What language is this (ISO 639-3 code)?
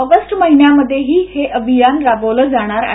mar